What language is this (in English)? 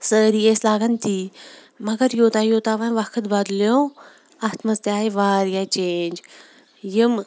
Kashmiri